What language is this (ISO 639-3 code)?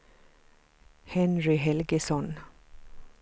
swe